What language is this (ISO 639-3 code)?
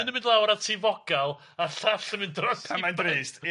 cym